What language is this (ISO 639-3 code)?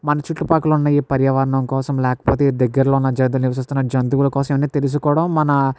tel